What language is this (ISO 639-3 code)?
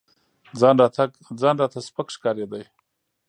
pus